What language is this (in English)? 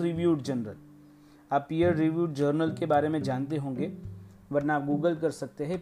Hindi